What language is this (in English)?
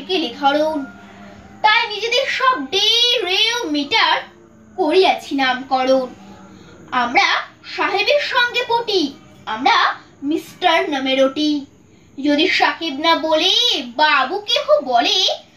Romanian